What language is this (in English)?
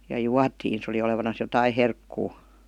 Finnish